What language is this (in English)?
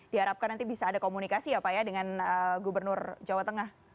Indonesian